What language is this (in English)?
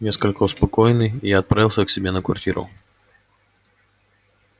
Russian